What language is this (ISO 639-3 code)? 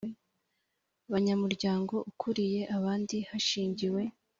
kin